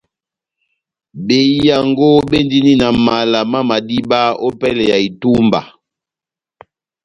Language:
Batanga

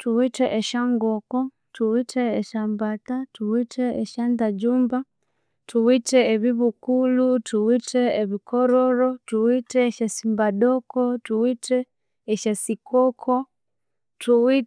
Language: Konzo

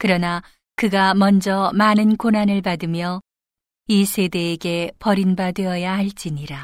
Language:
Korean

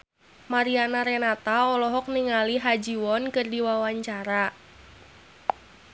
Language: Sundanese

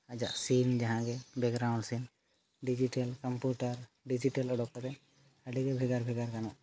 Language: Santali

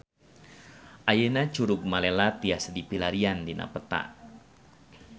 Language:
Sundanese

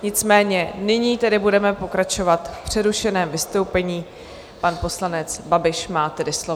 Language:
Czech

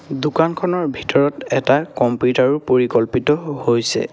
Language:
Assamese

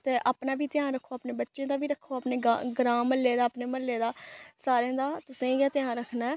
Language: Dogri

